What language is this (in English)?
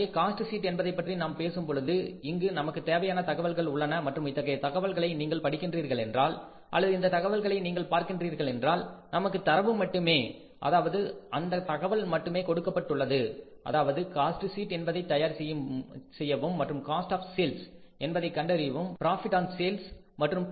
Tamil